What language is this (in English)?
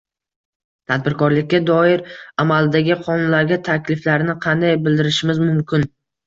Uzbek